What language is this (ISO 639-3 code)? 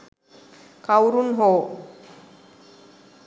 sin